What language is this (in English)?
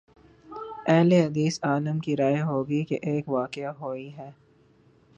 Urdu